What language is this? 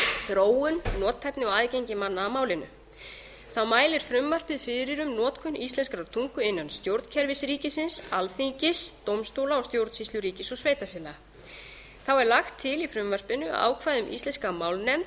Icelandic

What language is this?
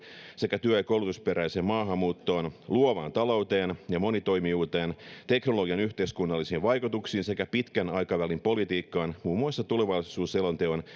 Finnish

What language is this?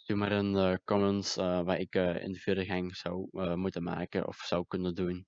Dutch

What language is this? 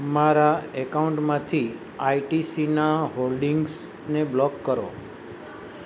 Gujarati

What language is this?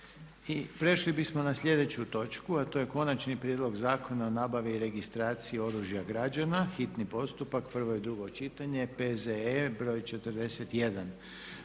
Croatian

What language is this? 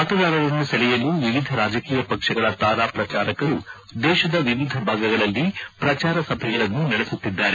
Kannada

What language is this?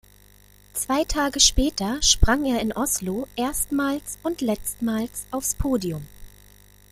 German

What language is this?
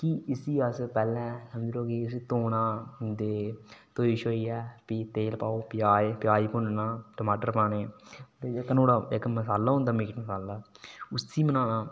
Dogri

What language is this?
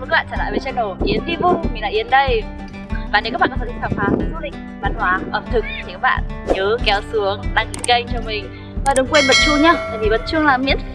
Vietnamese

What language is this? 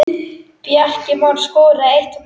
Icelandic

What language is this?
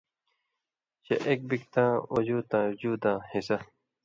Indus Kohistani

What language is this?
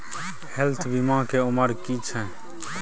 Maithili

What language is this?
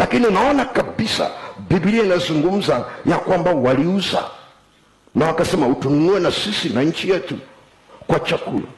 Swahili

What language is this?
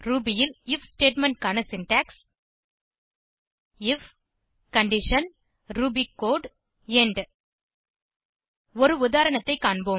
Tamil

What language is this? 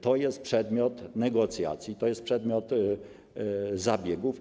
Polish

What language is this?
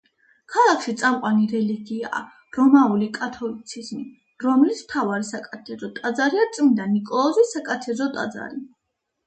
Georgian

